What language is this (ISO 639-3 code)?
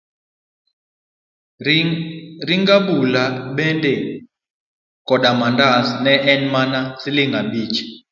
luo